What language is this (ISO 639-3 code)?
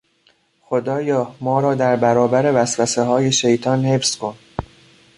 fas